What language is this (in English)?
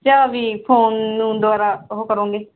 Punjabi